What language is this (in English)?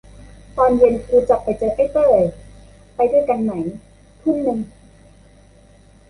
Thai